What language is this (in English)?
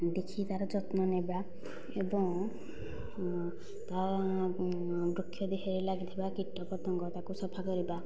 Odia